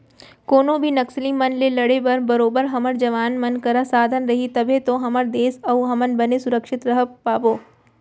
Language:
Chhattisgarhi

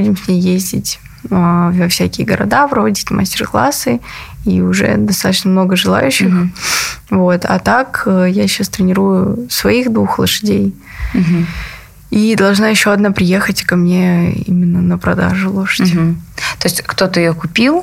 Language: Russian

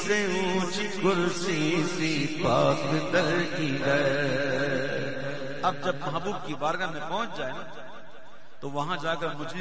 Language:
Arabic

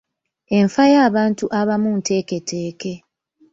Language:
Ganda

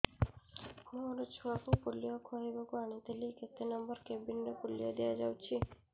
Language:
Odia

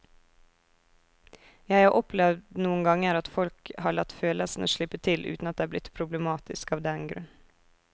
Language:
Norwegian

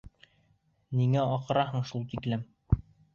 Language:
Bashkir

